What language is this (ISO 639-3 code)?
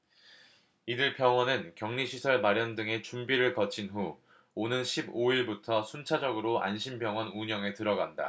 kor